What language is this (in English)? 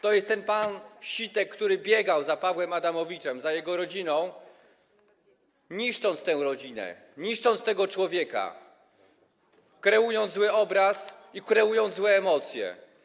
Polish